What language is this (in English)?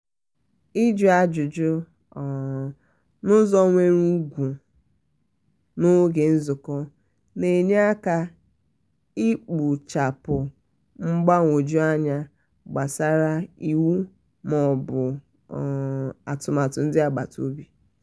Igbo